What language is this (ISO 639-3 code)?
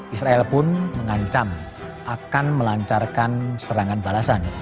ind